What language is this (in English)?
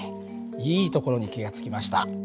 Japanese